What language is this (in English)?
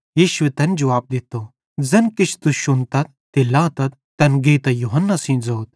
Bhadrawahi